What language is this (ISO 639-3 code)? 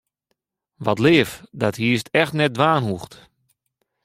fry